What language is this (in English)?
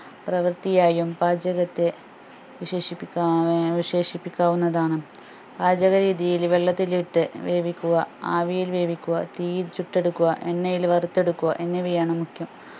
Malayalam